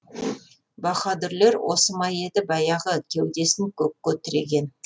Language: Kazakh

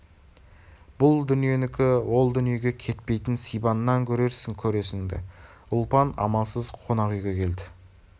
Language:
Kazakh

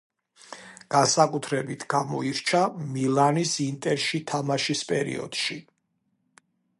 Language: Georgian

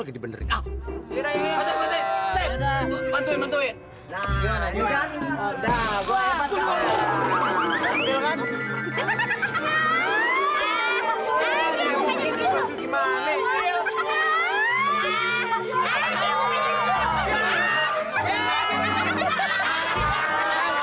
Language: Indonesian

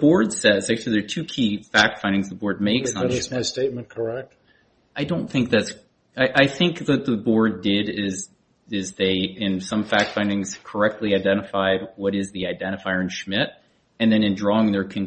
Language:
English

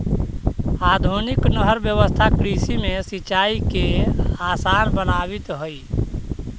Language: Magahi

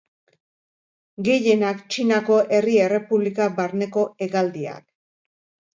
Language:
Basque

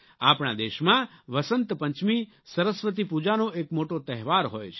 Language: Gujarati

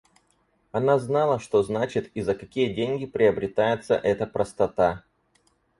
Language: Russian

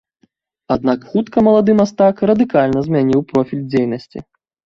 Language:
Belarusian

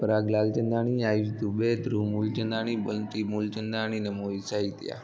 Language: Sindhi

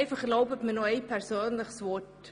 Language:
Swiss German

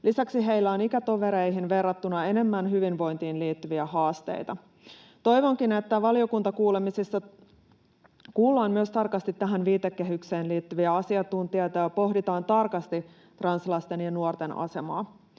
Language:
Finnish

